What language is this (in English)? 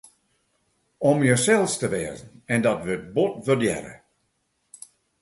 Western Frisian